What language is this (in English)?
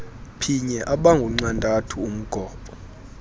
Xhosa